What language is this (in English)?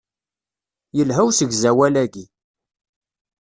Kabyle